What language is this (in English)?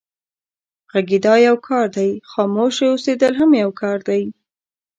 Pashto